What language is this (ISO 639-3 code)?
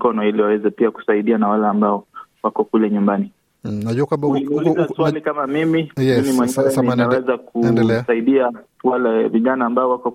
swa